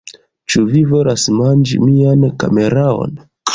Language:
Esperanto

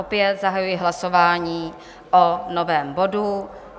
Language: Czech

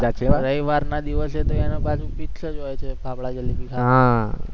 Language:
Gujarati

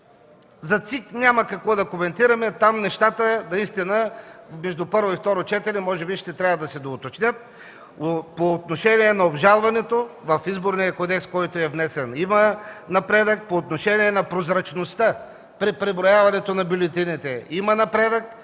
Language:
Bulgarian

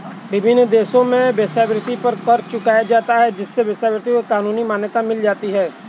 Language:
Hindi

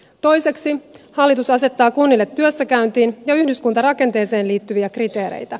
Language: Finnish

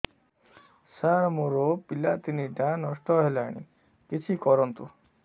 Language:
Odia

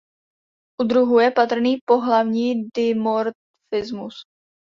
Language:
Czech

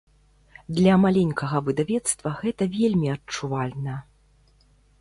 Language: Belarusian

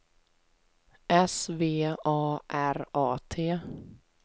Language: Swedish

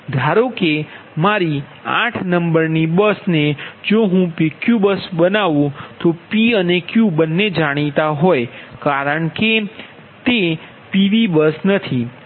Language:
Gujarati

